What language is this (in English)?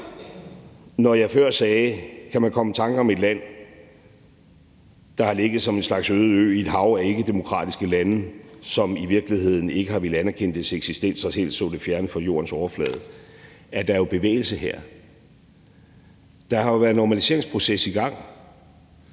Danish